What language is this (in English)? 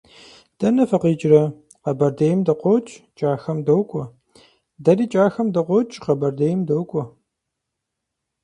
Kabardian